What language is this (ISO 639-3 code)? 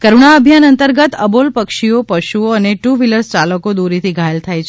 guj